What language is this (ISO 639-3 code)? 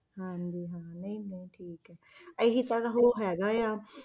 pan